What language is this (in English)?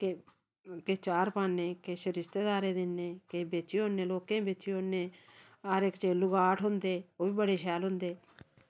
Dogri